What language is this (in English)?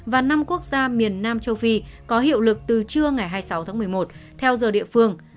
Vietnamese